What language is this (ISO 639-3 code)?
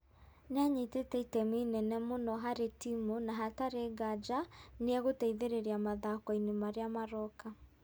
kik